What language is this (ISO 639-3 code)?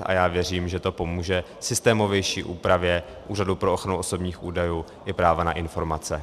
ces